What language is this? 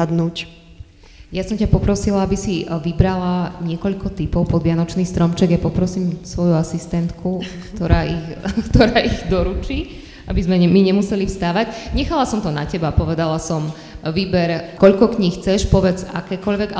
Slovak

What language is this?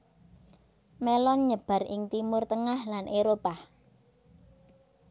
Javanese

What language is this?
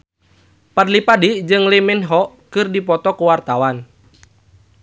Sundanese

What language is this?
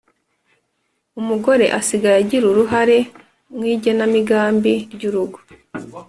Kinyarwanda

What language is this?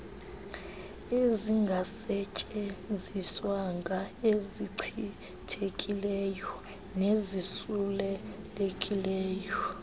Xhosa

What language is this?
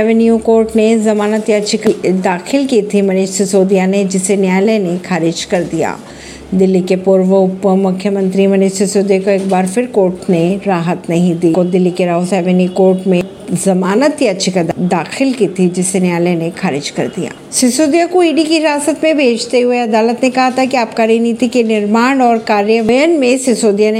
Hindi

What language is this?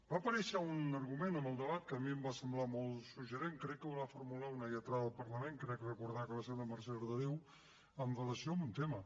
Catalan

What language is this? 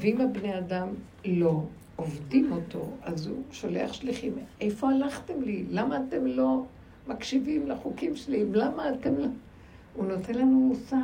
Hebrew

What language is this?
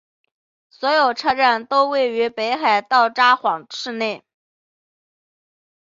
Chinese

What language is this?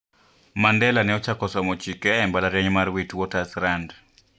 Luo (Kenya and Tanzania)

